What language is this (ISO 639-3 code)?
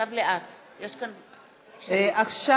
heb